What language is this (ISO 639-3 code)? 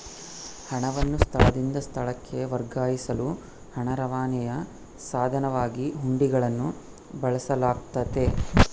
kan